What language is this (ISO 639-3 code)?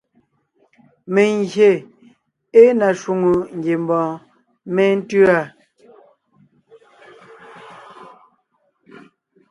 nnh